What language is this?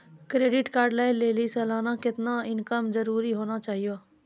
Maithili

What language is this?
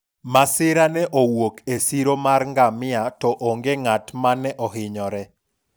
Luo (Kenya and Tanzania)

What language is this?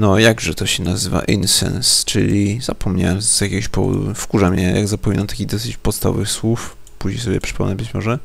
Polish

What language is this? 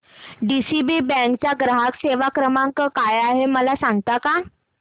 Marathi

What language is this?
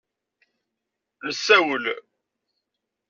Kabyle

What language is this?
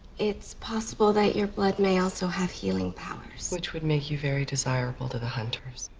English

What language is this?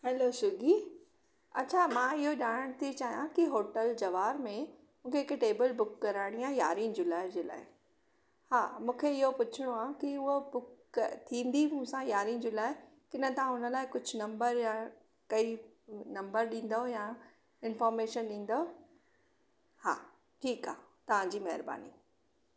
Sindhi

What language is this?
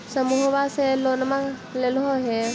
Magahi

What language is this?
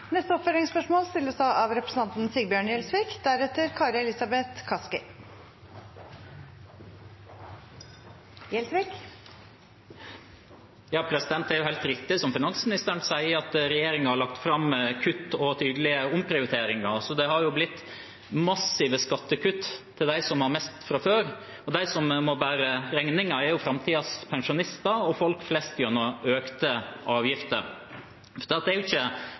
Norwegian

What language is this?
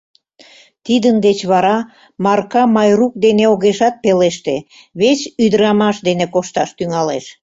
Mari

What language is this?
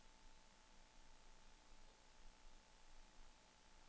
Danish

